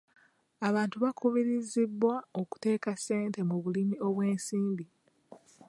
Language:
Ganda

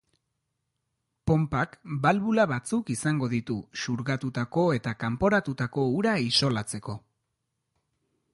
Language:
Basque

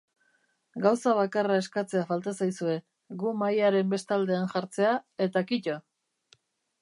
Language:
Basque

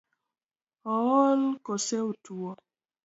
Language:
Luo (Kenya and Tanzania)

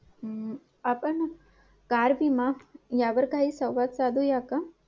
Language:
Marathi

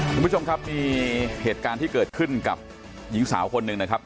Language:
Thai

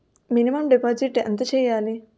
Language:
Telugu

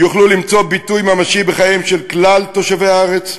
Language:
Hebrew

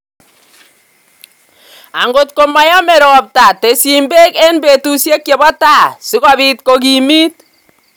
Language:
Kalenjin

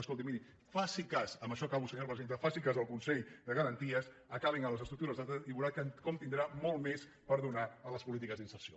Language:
Catalan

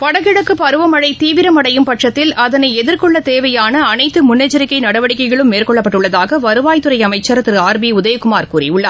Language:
Tamil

